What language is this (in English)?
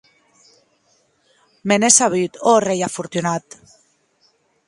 Occitan